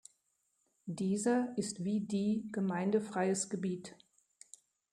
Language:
German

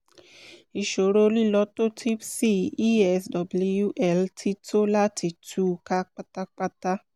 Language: Yoruba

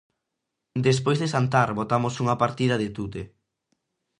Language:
Galician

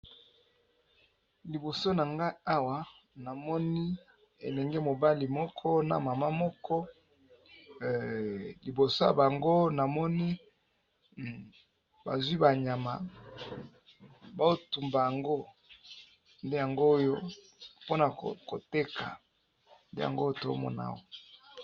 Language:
Lingala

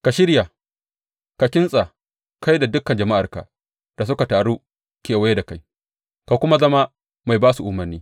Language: Hausa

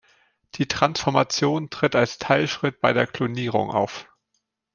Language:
German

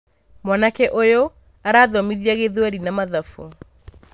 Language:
Kikuyu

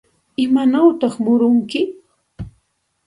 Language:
Santa Ana de Tusi Pasco Quechua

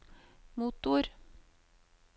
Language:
Norwegian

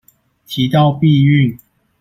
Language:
Chinese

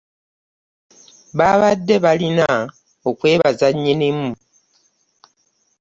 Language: Ganda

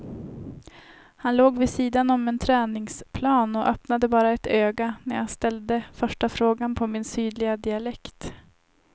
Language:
Swedish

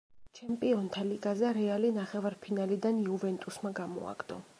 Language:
Georgian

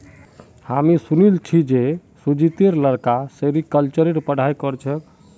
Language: Magahi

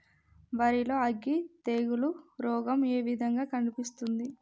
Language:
Telugu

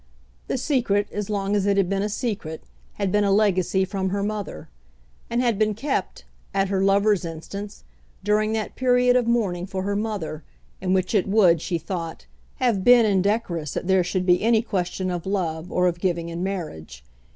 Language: English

